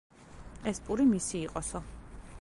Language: Georgian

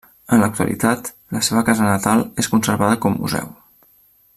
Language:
Catalan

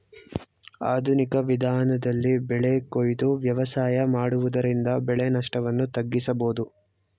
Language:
Kannada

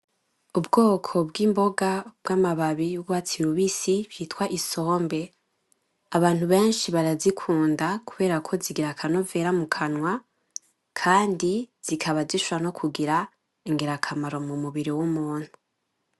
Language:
Rundi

